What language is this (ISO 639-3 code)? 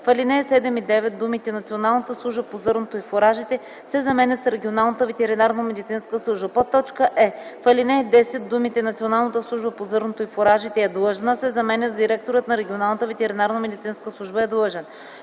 bul